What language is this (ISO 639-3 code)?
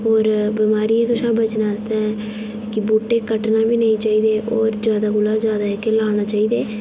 doi